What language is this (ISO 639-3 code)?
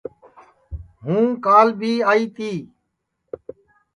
ssi